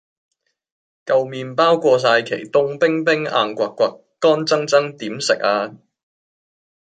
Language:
Cantonese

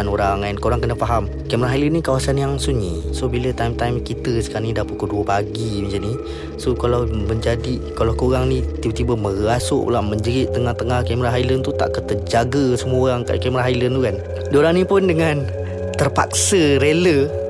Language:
Malay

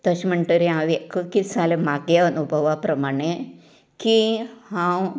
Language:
Konkani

